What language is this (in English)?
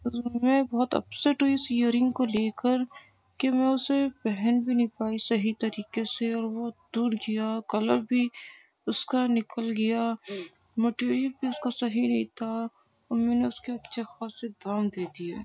Urdu